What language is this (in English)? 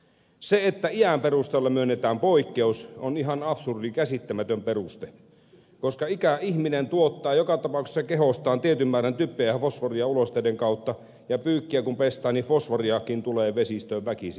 Finnish